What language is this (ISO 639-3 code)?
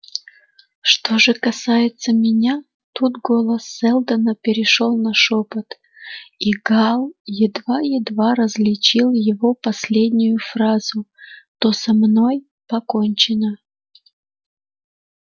rus